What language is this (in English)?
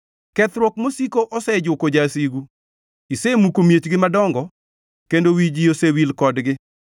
Luo (Kenya and Tanzania)